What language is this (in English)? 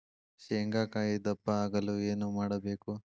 Kannada